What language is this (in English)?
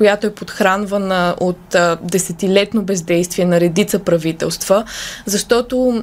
Bulgarian